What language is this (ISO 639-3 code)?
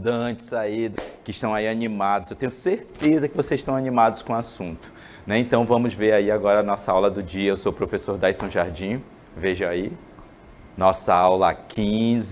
por